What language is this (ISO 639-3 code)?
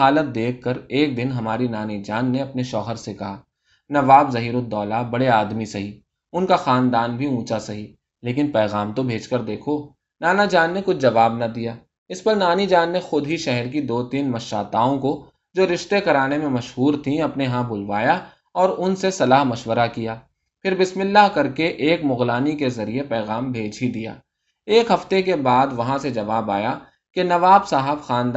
urd